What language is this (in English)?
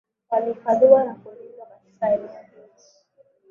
Swahili